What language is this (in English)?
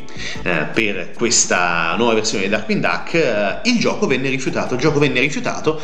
Italian